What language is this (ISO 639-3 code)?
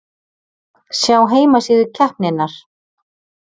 isl